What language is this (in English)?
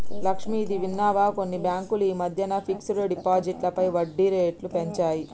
Telugu